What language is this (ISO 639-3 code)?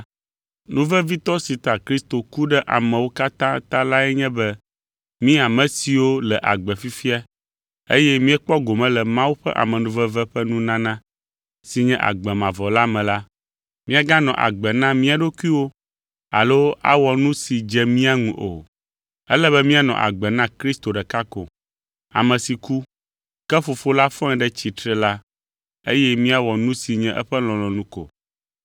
ewe